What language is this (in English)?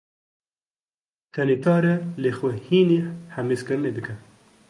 Kurdish